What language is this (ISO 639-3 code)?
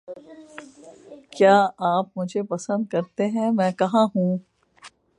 urd